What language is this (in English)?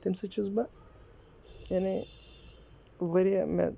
Kashmiri